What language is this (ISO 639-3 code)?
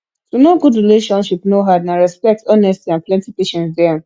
pcm